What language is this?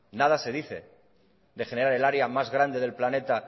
Spanish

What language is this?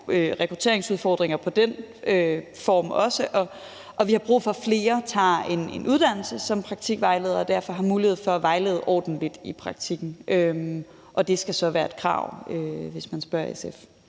Danish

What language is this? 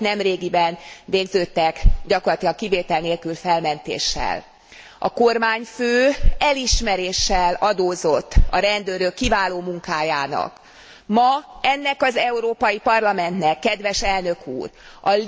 Hungarian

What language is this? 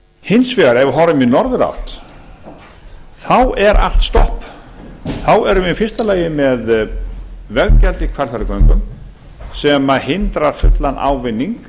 Icelandic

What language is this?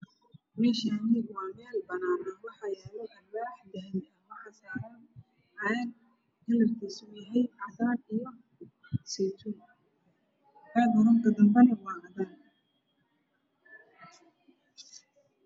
Somali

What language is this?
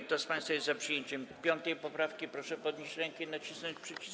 Polish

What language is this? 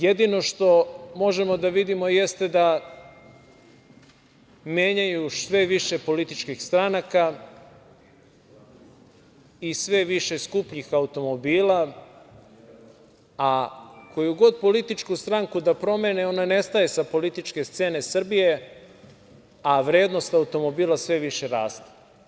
Serbian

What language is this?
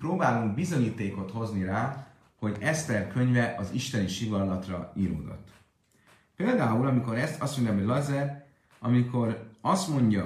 Hungarian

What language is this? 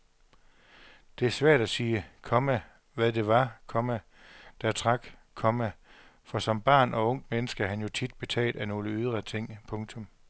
Danish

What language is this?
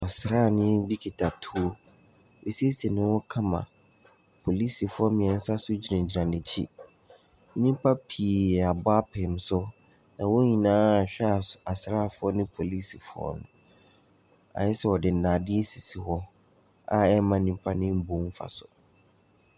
Akan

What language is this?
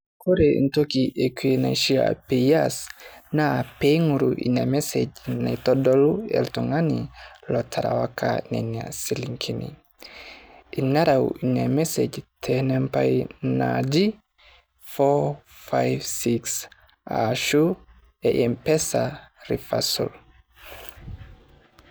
Masai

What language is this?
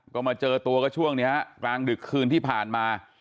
Thai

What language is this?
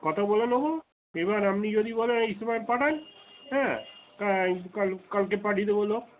Bangla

